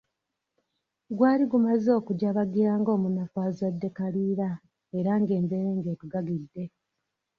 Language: Ganda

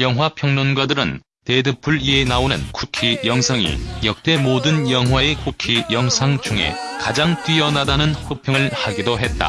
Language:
Korean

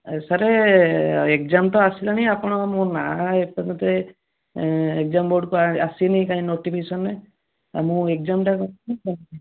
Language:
Odia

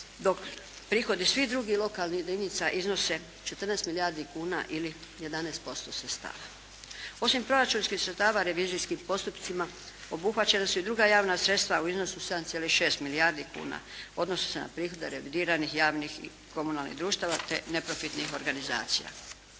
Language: Croatian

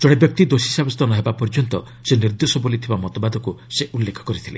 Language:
Odia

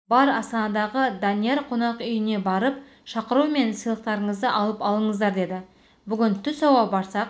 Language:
Kazakh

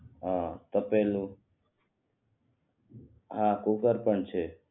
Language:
Gujarati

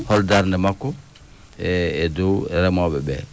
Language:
Fula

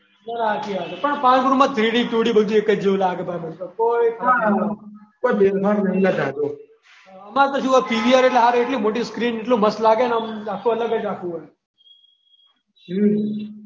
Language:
Gujarati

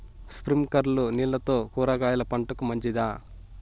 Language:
Telugu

